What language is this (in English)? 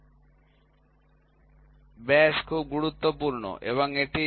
Bangla